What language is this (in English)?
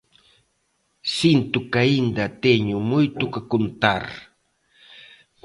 Galician